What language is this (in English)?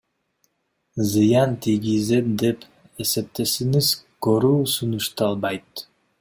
Kyrgyz